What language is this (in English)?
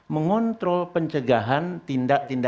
Indonesian